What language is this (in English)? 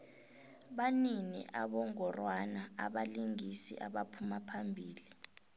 South Ndebele